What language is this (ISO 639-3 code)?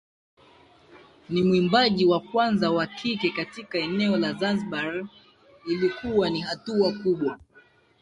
swa